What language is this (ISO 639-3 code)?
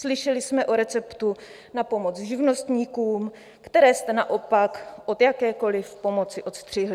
ces